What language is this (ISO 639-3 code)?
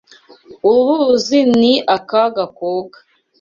kin